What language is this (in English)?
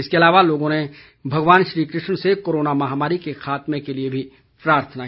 Hindi